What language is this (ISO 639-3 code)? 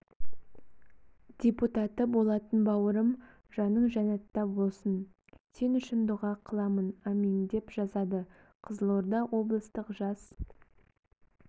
kaz